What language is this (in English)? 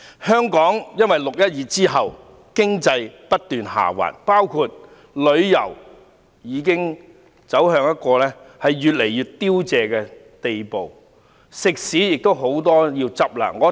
Cantonese